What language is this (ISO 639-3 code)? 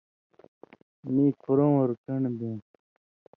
mvy